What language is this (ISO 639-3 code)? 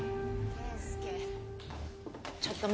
jpn